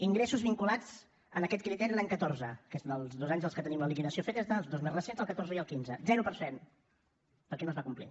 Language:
Catalan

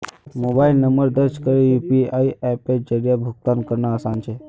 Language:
Magahi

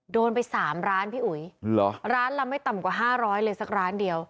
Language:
Thai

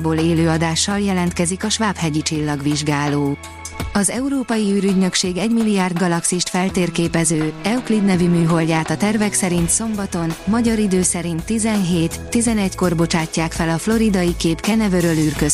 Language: Hungarian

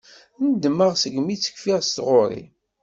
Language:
Kabyle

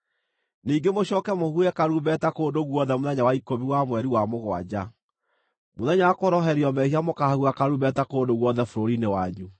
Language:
Kikuyu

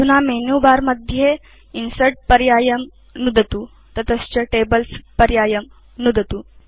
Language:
Sanskrit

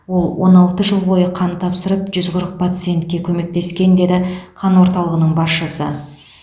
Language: Kazakh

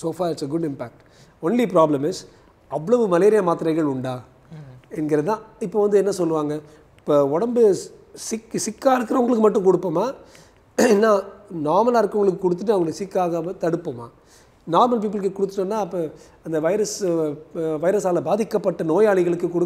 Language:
Hindi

